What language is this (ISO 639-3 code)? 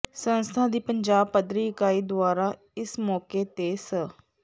pan